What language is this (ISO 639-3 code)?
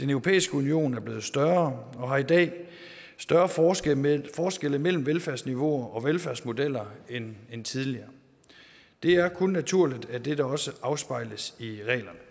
dan